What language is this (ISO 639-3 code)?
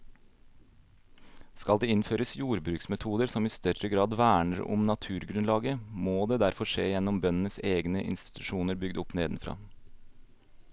nor